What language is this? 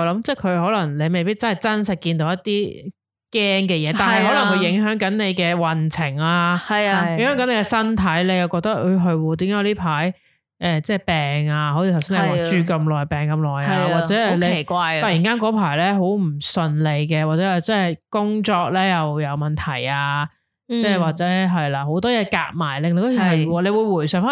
Chinese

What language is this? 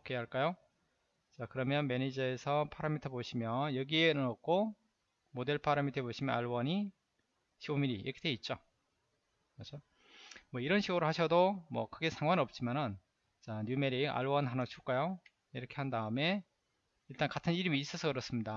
Korean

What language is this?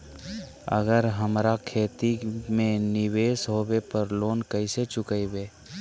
Magahi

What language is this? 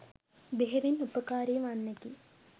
Sinhala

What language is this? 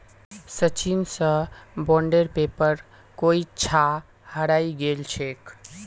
Magahi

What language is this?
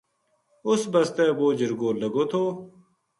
Gujari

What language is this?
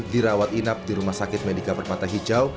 Indonesian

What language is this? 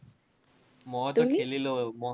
Assamese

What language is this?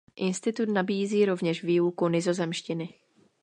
Czech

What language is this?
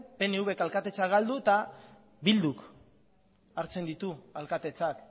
Basque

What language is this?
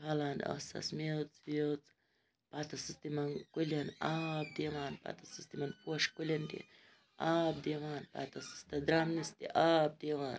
Kashmiri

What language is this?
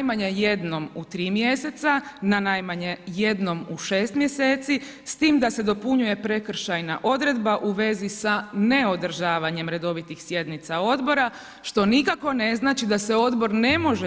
Croatian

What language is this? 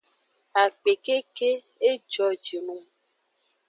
Aja (Benin)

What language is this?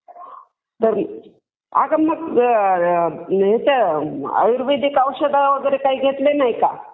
Marathi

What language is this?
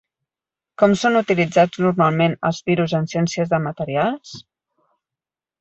Catalan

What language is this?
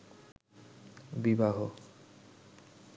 Bangla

